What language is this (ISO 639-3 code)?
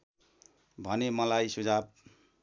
nep